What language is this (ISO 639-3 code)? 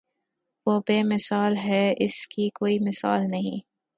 urd